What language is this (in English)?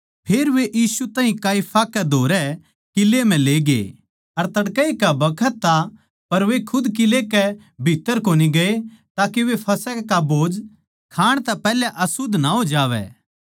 Haryanvi